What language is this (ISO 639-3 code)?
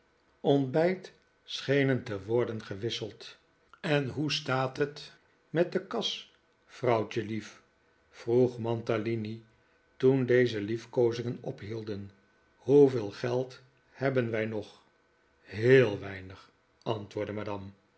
nld